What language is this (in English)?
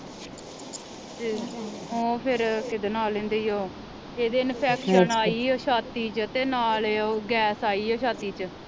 Punjabi